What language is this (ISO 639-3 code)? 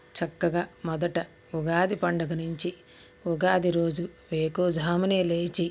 tel